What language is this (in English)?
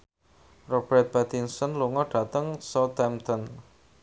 Javanese